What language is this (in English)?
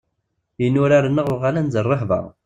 Kabyle